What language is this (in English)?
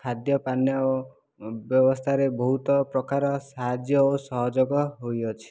Odia